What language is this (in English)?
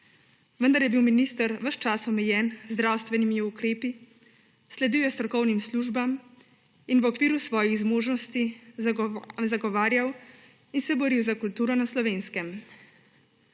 Slovenian